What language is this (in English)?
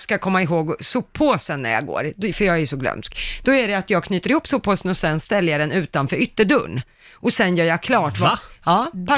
Swedish